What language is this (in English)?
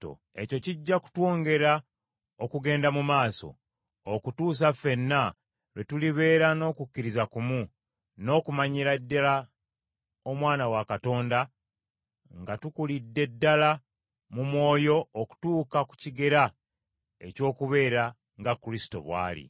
Ganda